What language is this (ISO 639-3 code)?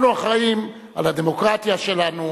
heb